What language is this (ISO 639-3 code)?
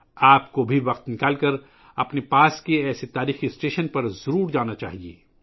urd